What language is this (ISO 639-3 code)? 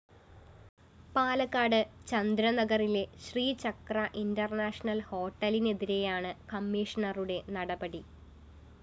mal